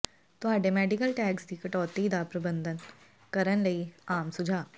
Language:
Punjabi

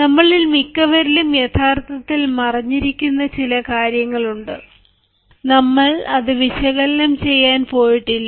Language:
Malayalam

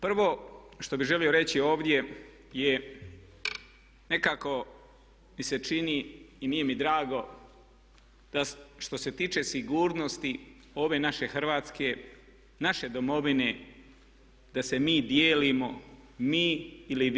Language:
Croatian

